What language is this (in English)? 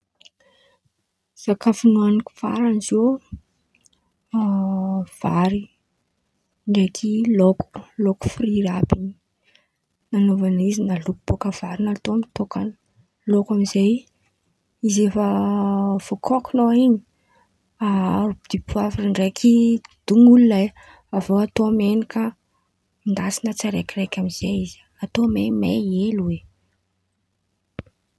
Antankarana Malagasy